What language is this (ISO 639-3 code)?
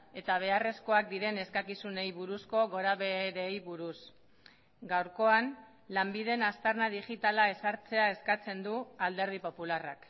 eus